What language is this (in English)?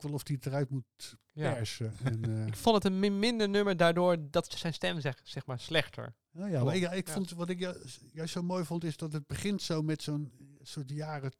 Dutch